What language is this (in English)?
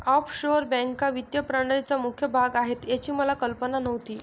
Marathi